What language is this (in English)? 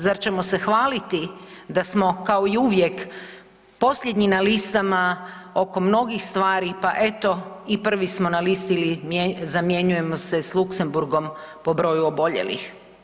Croatian